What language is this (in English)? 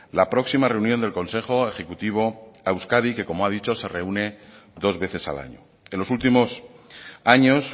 Spanish